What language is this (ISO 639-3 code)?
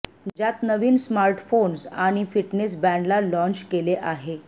mar